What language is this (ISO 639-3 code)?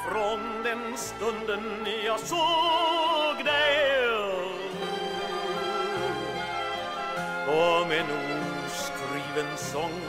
nor